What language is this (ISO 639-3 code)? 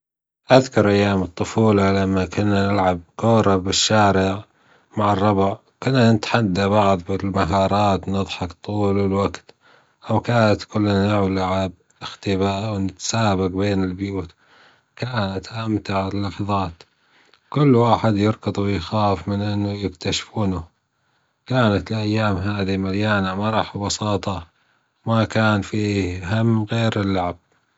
afb